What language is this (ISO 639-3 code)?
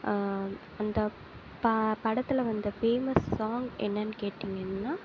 tam